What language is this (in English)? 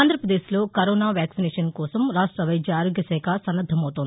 Telugu